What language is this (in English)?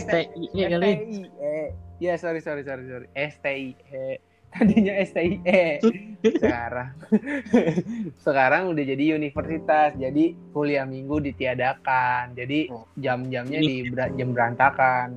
Indonesian